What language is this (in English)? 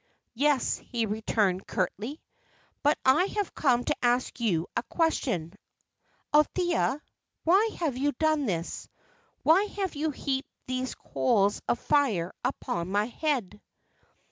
English